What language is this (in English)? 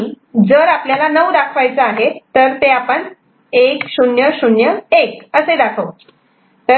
Marathi